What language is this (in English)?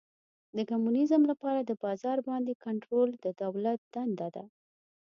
Pashto